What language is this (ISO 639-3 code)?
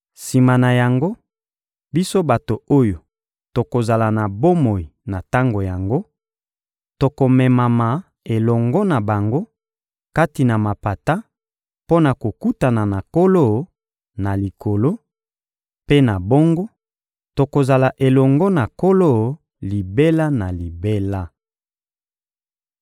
lin